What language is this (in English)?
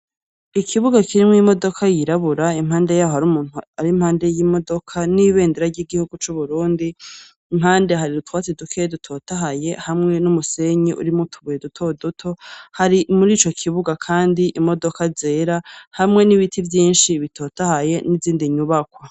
Rundi